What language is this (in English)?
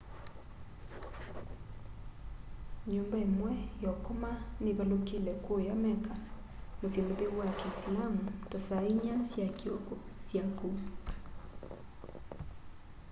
Kamba